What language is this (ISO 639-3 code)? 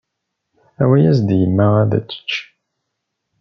kab